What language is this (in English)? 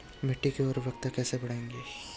Hindi